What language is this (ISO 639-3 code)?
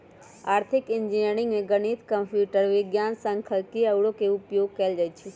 mag